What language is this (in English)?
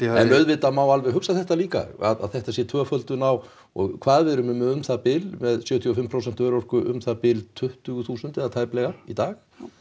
Icelandic